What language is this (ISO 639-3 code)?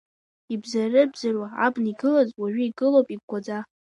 abk